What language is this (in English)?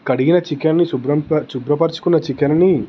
Telugu